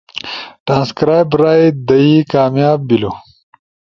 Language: Ushojo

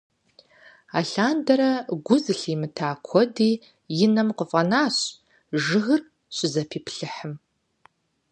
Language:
Kabardian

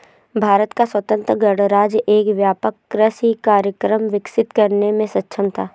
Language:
Hindi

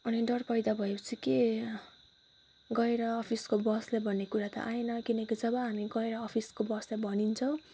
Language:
Nepali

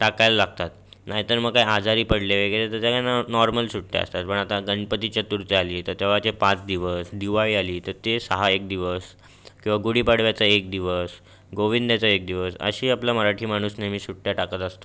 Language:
Marathi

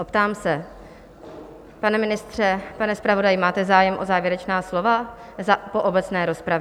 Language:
Czech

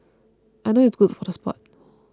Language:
English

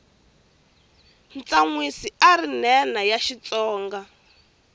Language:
Tsonga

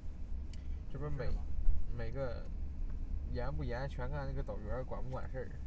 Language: Chinese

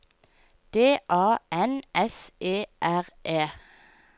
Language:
Norwegian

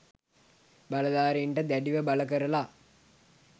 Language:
Sinhala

